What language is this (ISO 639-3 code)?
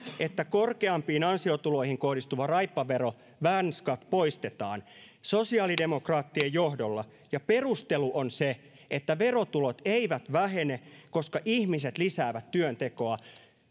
fin